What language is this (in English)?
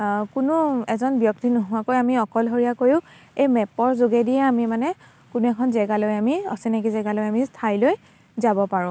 Assamese